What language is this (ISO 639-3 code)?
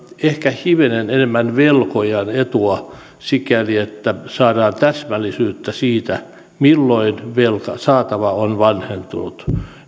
fin